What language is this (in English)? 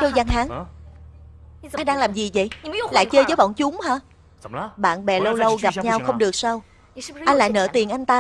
Vietnamese